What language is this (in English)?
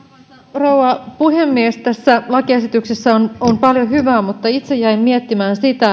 Finnish